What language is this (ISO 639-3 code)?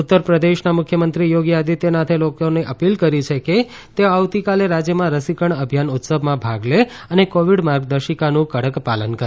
guj